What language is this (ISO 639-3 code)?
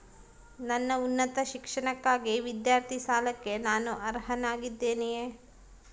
kan